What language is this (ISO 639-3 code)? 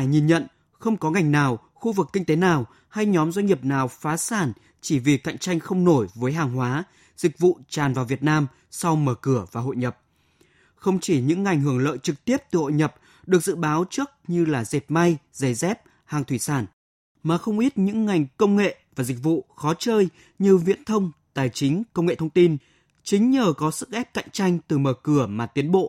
vie